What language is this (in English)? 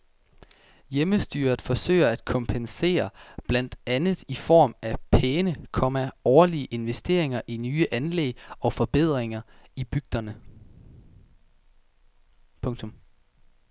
Danish